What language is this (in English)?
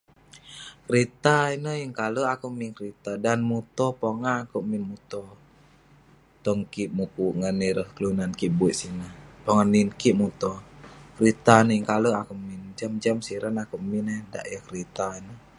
Western Penan